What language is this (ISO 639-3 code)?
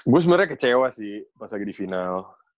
ind